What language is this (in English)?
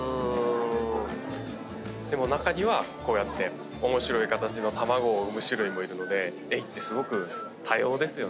Japanese